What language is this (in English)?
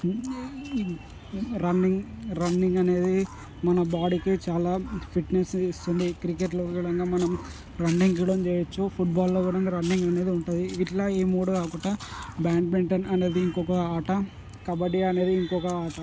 Telugu